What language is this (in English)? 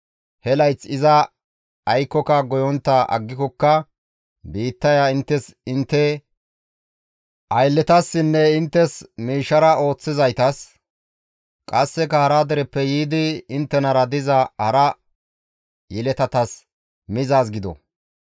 Gamo